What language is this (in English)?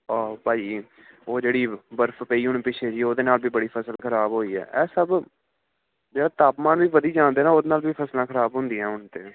Punjabi